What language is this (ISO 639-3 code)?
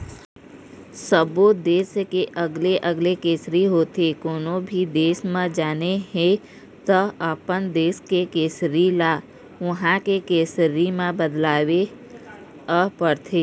hne